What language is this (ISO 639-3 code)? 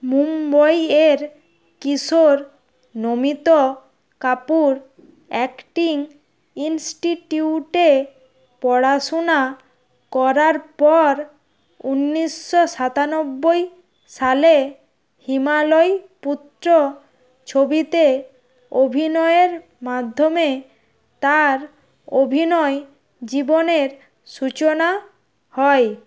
ben